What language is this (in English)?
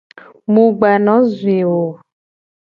Gen